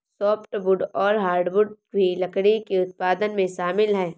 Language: Hindi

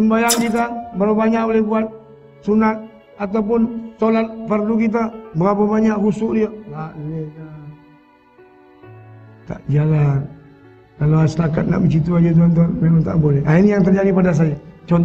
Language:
Malay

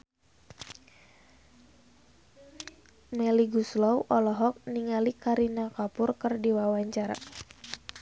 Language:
Sundanese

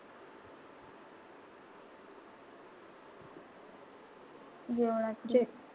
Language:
Marathi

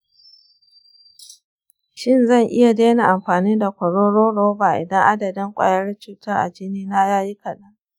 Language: Hausa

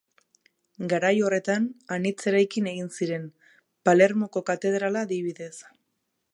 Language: Basque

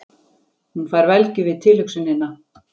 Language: Icelandic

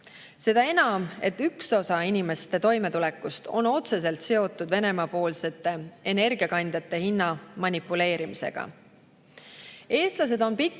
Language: Estonian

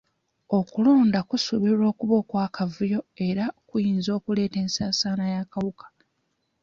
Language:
Ganda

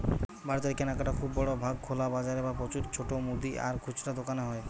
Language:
Bangla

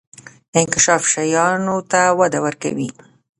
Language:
Pashto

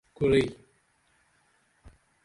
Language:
Dameli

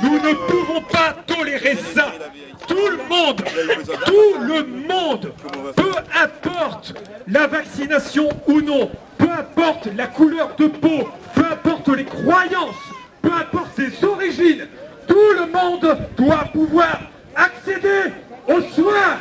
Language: French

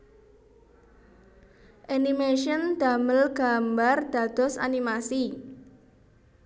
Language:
Javanese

